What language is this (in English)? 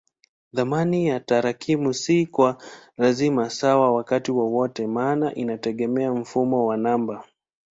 Swahili